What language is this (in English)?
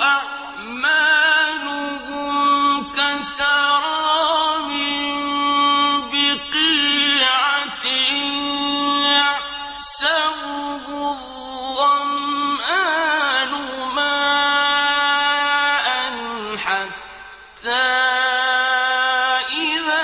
Arabic